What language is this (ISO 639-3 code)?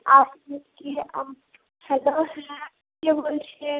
ben